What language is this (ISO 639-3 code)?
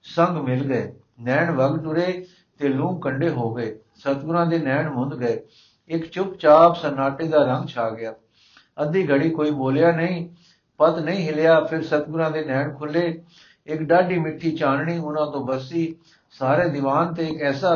pan